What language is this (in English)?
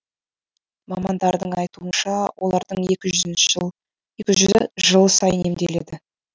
Kazakh